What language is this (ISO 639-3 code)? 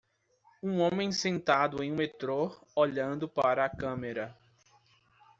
por